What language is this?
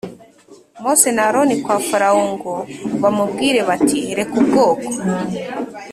Kinyarwanda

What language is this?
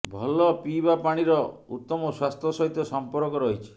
Odia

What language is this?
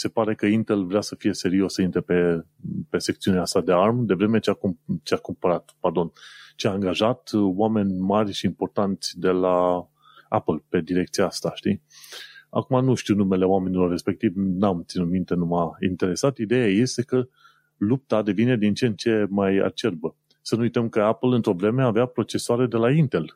Romanian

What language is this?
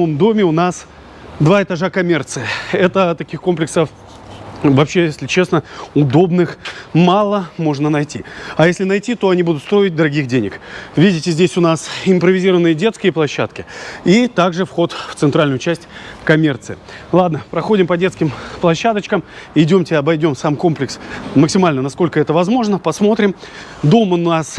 Russian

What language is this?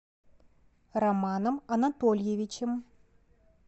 Russian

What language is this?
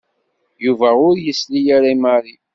Kabyle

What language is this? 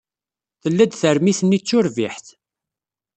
Kabyle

